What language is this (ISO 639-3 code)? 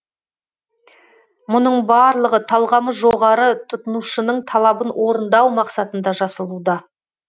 kaz